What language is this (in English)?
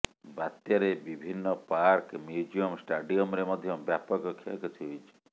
Odia